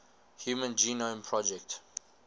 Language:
English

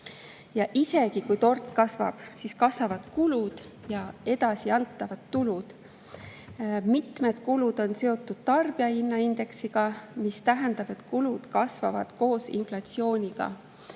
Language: Estonian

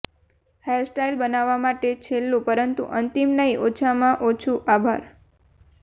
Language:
Gujarati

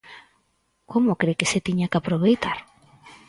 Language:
Galician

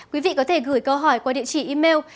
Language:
Vietnamese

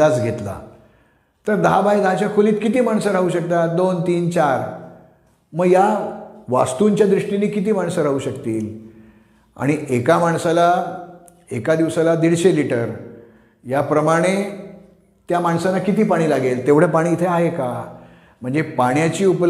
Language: Marathi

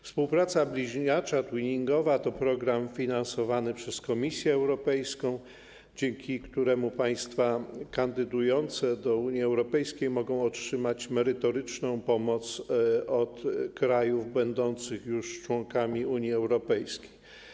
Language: Polish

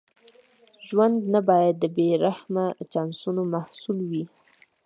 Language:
Pashto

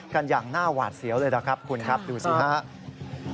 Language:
Thai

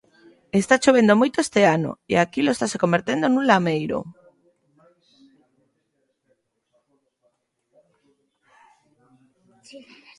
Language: Galician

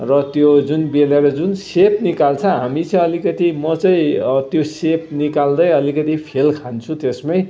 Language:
Nepali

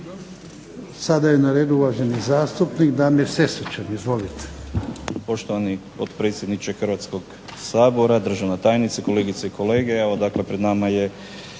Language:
Croatian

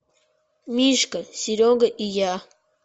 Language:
Russian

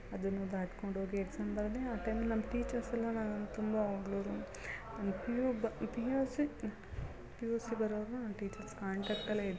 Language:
Kannada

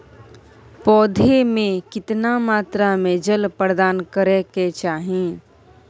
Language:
Maithili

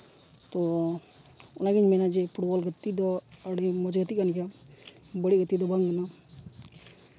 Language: Santali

